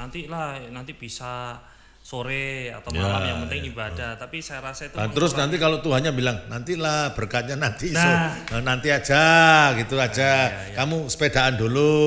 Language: Indonesian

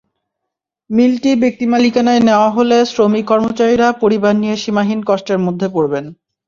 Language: Bangla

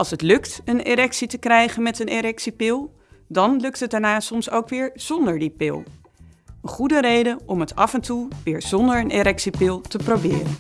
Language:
Dutch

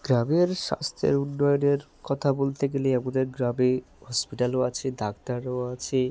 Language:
Bangla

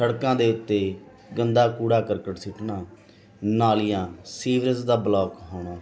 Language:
Punjabi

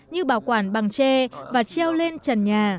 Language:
Vietnamese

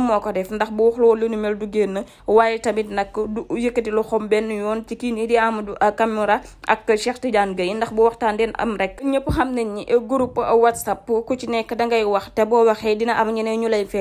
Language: Indonesian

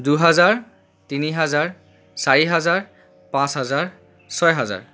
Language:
Assamese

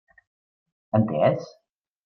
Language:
Catalan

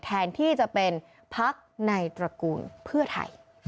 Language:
Thai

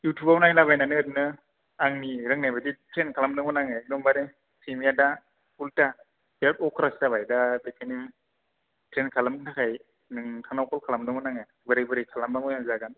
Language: Bodo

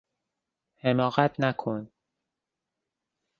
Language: Persian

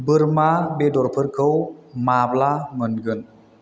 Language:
Bodo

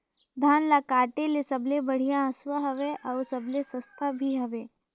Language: Chhattisgarhi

